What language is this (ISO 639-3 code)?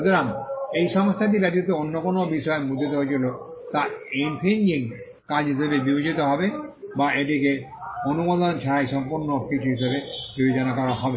ben